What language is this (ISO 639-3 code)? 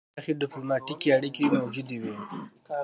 pus